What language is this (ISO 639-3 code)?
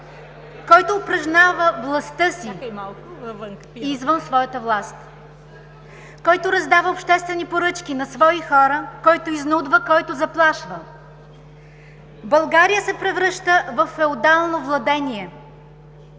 bul